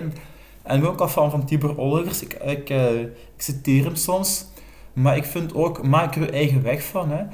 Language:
Dutch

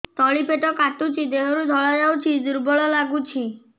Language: Odia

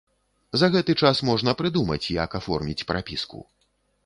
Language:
Belarusian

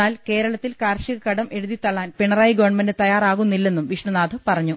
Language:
Malayalam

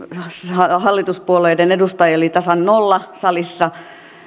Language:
Finnish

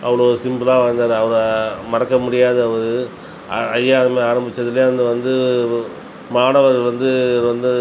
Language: Tamil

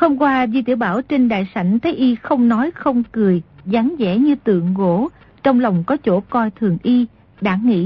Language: Vietnamese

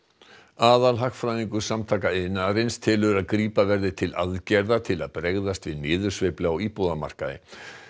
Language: Icelandic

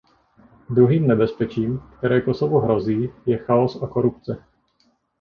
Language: Czech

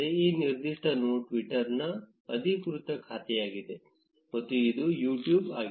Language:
Kannada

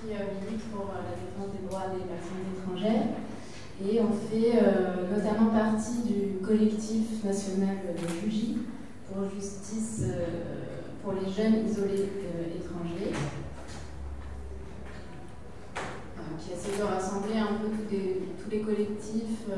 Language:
French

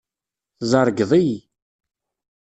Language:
Kabyle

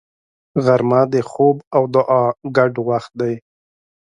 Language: Pashto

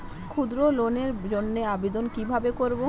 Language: Bangla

